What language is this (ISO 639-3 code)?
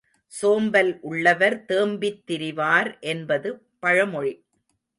tam